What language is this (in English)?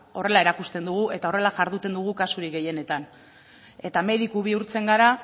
Basque